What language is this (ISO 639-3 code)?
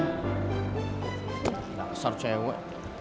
ind